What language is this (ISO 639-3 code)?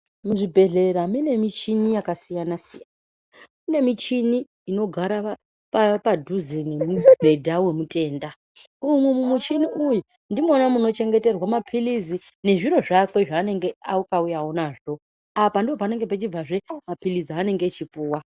ndc